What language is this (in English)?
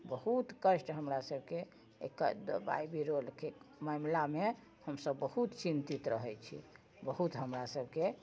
Maithili